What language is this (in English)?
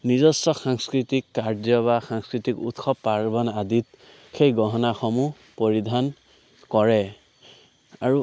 Assamese